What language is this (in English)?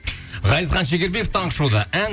Kazakh